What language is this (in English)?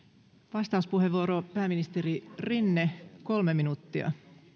Finnish